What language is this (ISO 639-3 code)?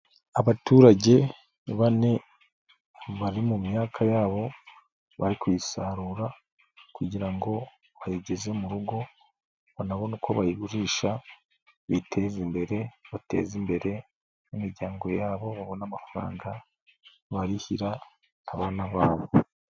kin